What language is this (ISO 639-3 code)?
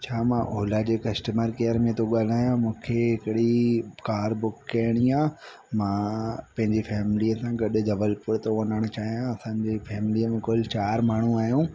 snd